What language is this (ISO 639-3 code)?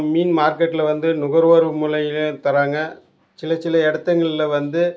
tam